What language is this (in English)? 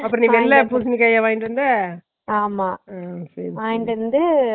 Tamil